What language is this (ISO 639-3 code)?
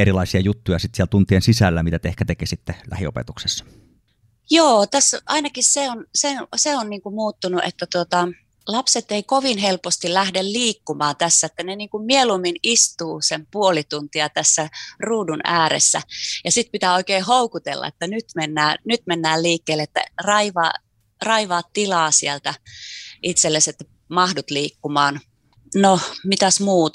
fin